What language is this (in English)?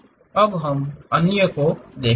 Hindi